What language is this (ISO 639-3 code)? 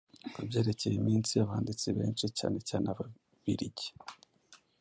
kin